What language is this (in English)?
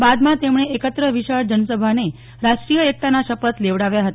Gujarati